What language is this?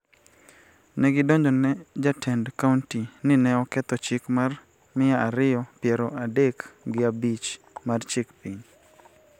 Luo (Kenya and Tanzania)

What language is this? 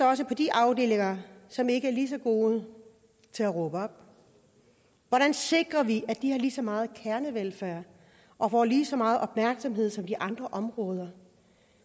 Danish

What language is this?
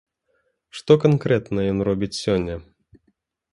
Belarusian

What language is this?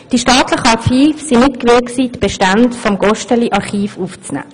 Swiss German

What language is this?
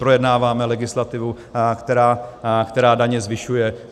Czech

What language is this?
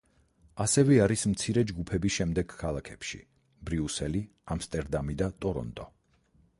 Georgian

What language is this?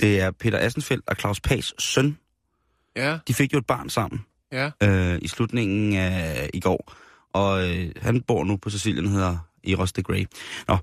Danish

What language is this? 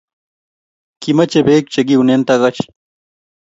Kalenjin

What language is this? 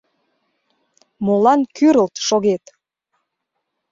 Mari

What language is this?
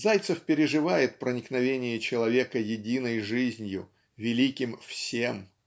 Russian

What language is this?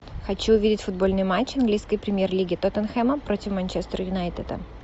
Russian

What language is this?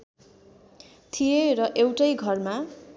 Nepali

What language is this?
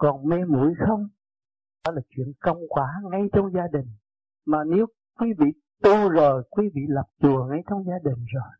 Vietnamese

